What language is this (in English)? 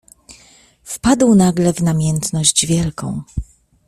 Polish